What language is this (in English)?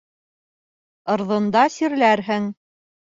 Bashkir